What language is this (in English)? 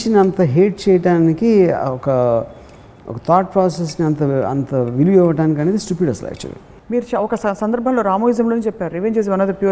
Telugu